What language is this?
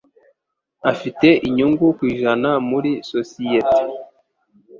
Kinyarwanda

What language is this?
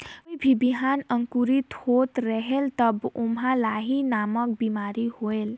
Chhattisgarhi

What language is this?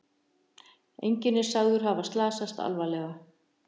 Icelandic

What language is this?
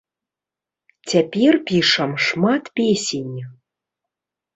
Belarusian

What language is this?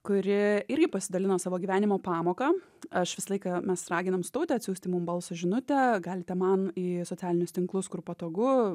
Lithuanian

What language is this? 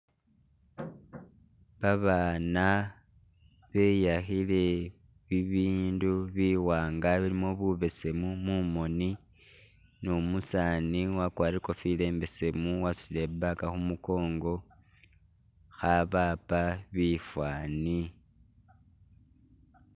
Masaaba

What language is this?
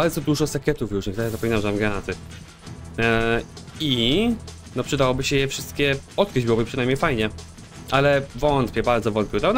Polish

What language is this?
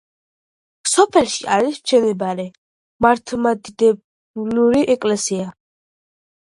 Georgian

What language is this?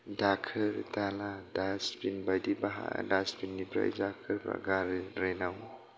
Bodo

